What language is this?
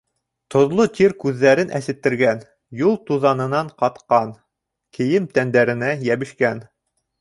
Bashkir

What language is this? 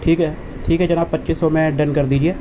Urdu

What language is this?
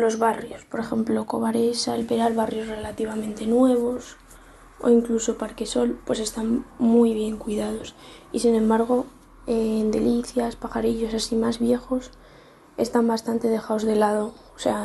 Spanish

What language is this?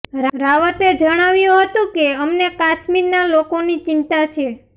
Gujarati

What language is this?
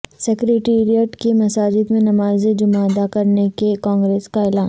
Urdu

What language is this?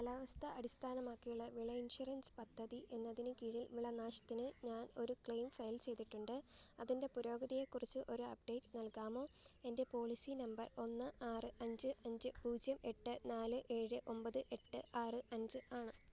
Malayalam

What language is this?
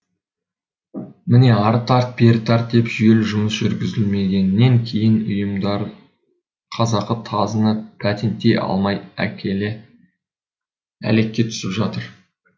Kazakh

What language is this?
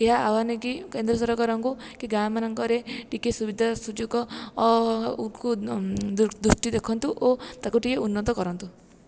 Odia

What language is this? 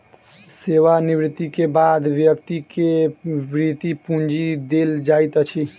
Maithili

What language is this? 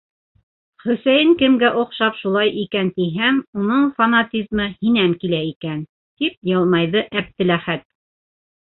Bashkir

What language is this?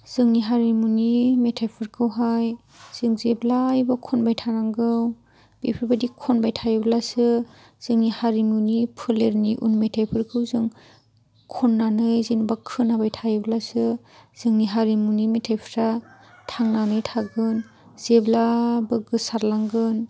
Bodo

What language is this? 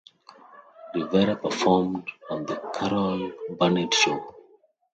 English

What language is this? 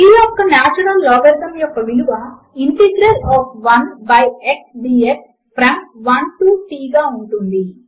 Telugu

